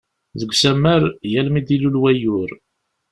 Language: Kabyle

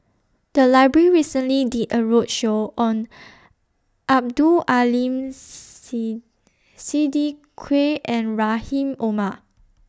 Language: English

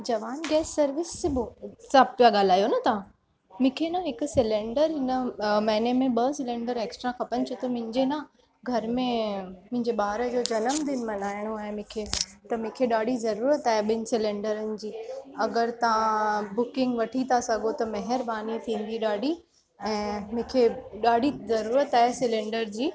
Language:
Sindhi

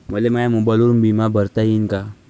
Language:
Marathi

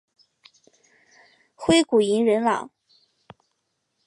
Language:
Chinese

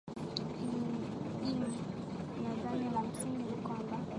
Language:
Swahili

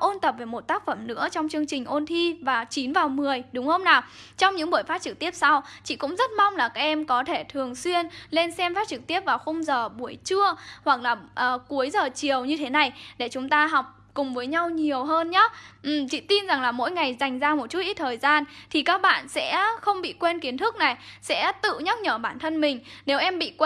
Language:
Vietnamese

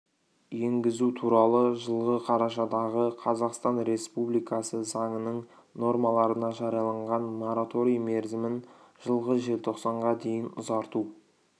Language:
Kazakh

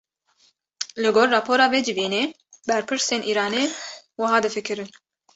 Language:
Kurdish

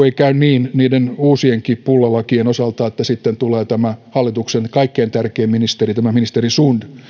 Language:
Finnish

